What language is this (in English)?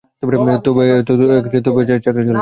Bangla